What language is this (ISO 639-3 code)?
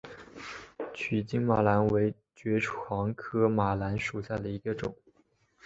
zho